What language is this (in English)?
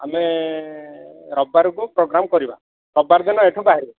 Odia